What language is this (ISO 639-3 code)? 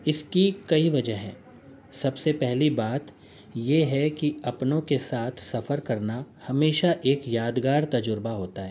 urd